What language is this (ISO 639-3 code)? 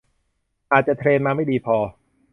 tha